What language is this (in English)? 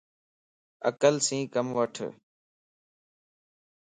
Lasi